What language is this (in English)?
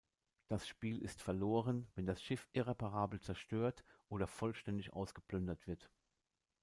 German